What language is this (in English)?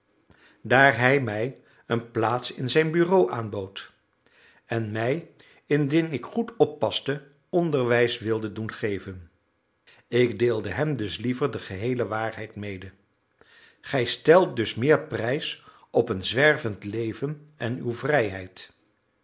Dutch